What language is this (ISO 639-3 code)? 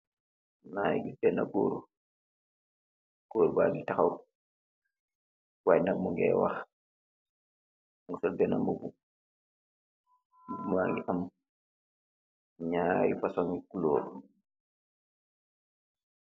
wol